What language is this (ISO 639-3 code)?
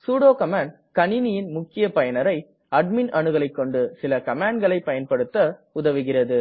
tam